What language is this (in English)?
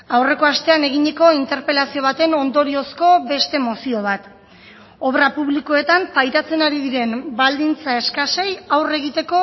Basque